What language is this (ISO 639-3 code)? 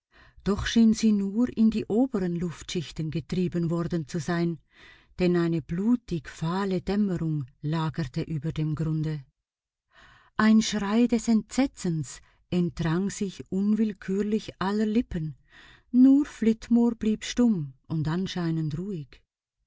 deu